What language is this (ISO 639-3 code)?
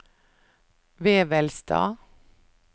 nor